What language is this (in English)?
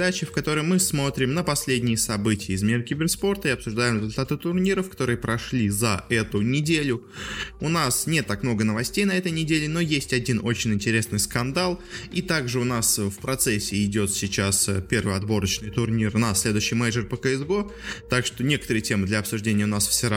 Russian